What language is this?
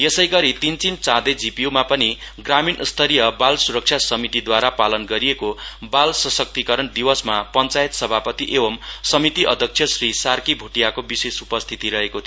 Nepali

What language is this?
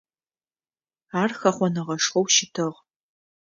Adyghe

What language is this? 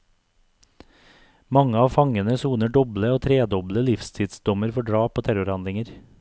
Norwegian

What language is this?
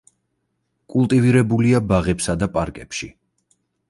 Georgian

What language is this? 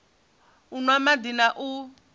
Venda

